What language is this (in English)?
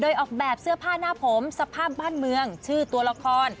Thai